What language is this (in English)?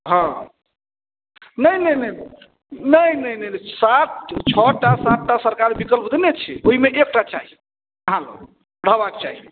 Maithili